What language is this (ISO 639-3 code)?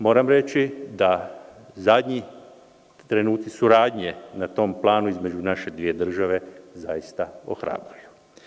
srp